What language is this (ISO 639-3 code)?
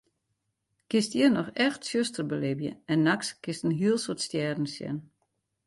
fry